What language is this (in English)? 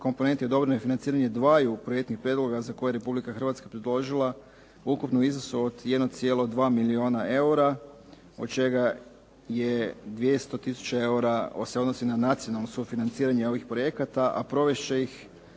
Croatian